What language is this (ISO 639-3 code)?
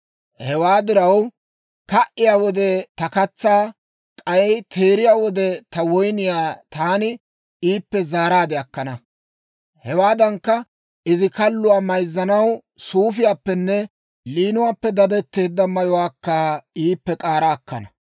dwr